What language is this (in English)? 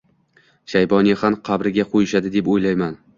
Uzbek